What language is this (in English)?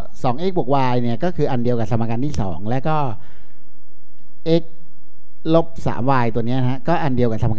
Thai